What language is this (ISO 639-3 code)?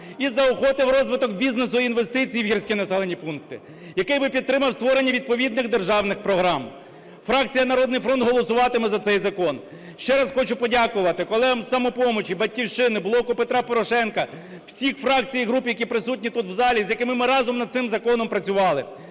ukr